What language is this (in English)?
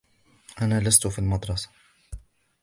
Arabic